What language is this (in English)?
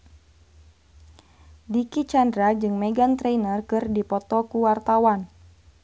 Sundanese